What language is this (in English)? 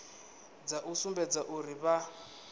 Venda